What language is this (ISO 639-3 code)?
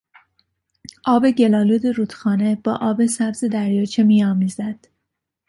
fas